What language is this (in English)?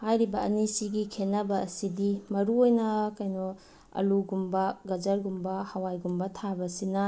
Manipuri